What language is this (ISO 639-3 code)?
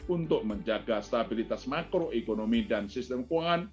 ind